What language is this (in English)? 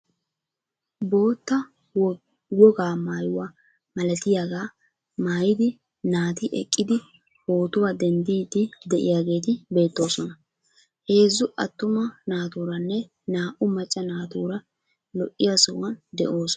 Wolaytta